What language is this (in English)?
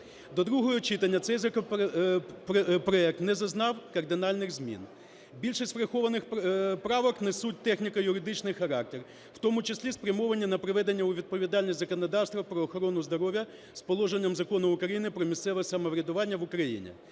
Ukrainian